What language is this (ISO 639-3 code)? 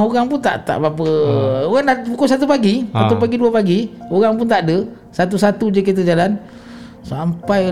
msa